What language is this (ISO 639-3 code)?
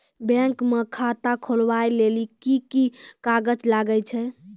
mai